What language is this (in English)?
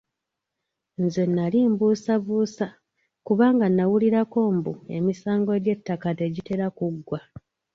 Ganda